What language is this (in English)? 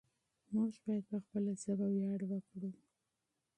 Pashto